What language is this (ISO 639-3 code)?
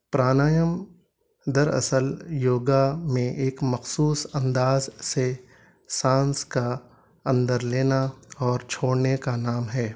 urd